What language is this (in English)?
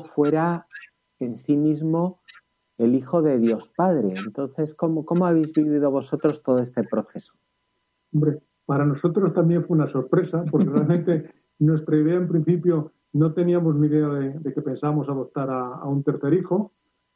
Spanish